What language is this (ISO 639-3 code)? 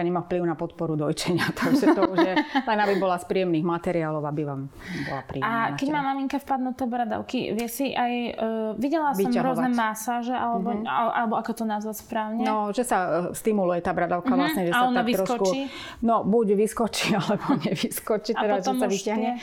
slk